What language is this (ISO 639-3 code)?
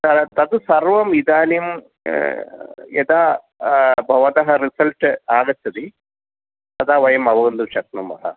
san